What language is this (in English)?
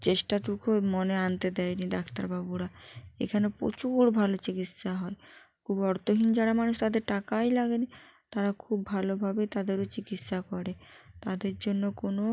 Bangla